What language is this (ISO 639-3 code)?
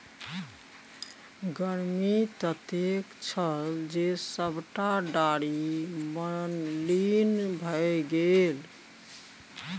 mai